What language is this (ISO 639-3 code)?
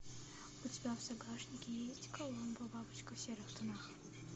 rus